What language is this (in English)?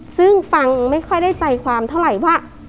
Thai